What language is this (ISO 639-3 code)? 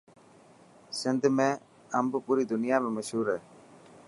mki